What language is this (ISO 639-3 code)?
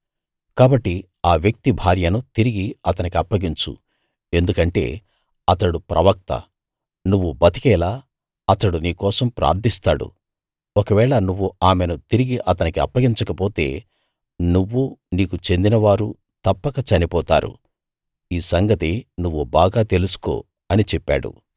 tel